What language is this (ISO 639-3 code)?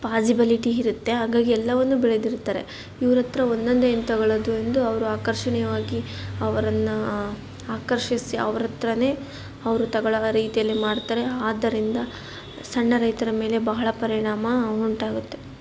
kan